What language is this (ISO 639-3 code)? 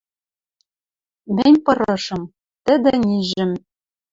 mrj